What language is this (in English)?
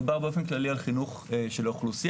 Hebrew